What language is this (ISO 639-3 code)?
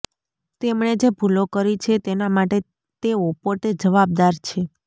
guj